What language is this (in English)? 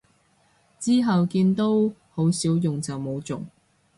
Cantonese